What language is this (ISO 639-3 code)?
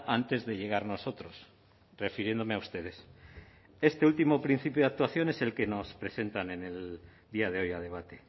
spa